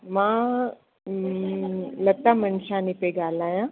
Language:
Sindhi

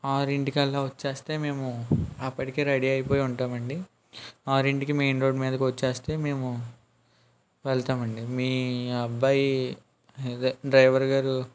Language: Telugu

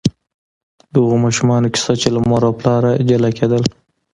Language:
Pashto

